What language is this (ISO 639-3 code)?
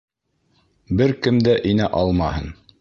bak